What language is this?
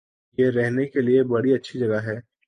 Urdu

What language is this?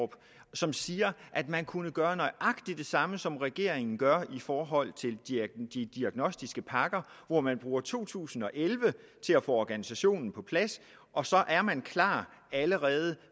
Danish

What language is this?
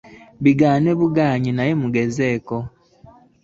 Ganda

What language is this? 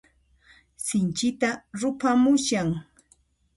Puno Quechua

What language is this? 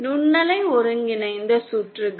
Tamil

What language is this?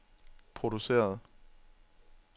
Danish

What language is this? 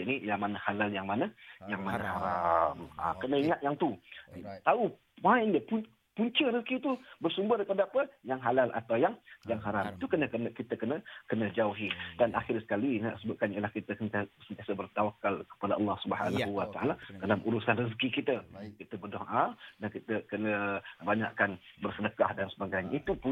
Malay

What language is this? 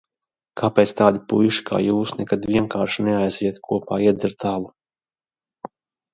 Latvian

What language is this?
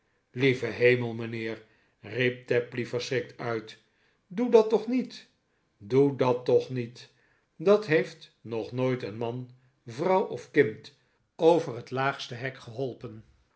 Dutch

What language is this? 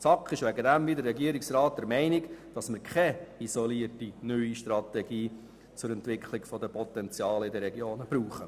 Swiss German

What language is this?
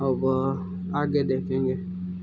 Hindi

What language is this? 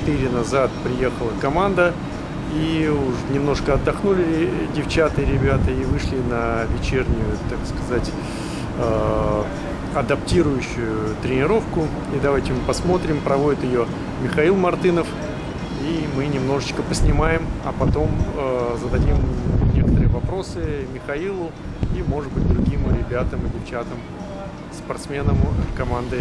Russian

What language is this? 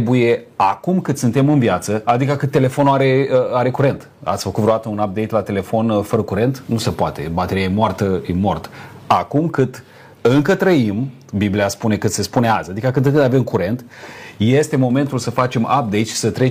Romanian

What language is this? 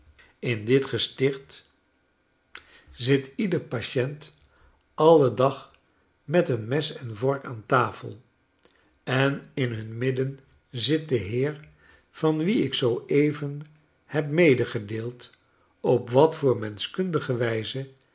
Dutch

